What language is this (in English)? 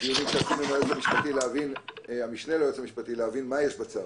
Hebrew